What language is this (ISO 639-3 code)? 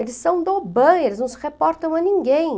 por